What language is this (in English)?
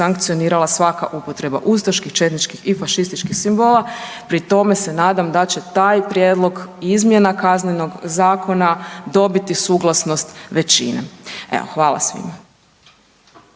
Croatian